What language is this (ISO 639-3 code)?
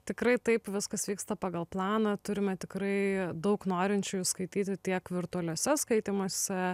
lit